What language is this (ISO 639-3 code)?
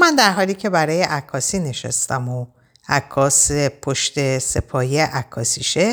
fas